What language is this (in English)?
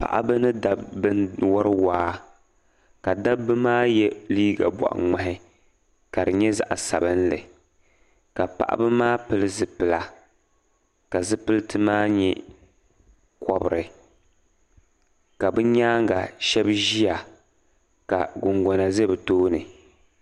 Dagbani